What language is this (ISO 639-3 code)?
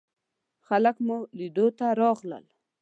pus